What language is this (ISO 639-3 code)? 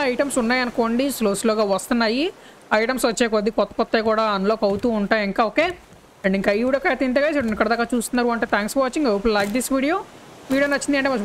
tel